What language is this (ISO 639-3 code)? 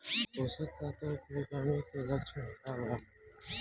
bho